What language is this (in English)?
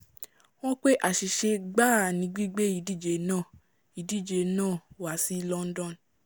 Yoruba